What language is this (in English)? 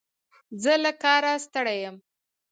Pashto